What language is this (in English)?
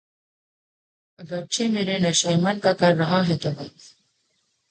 Urdu